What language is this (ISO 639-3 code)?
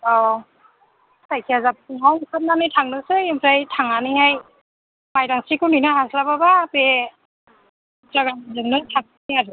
brx